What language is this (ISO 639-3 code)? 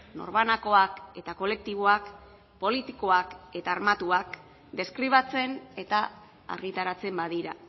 eus